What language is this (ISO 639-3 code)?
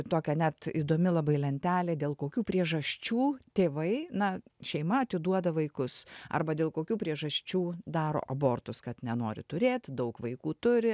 lit